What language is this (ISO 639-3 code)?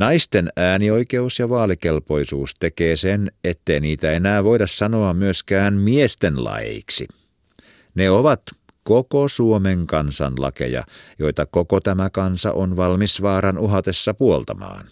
fin